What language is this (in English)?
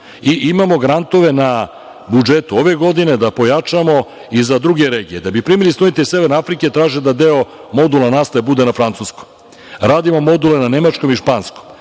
Serbian